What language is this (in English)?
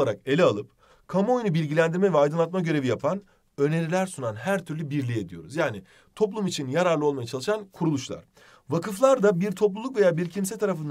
Turkish